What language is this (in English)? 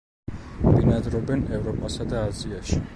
Georgian